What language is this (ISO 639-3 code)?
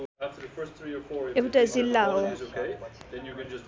nep